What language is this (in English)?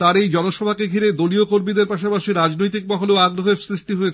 Bangla